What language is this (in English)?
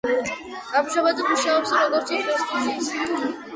Georgian